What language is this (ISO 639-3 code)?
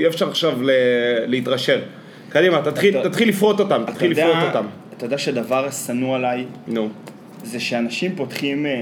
heb